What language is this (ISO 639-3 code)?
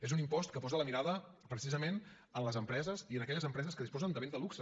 cat